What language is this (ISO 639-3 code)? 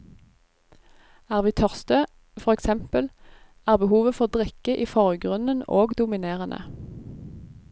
nor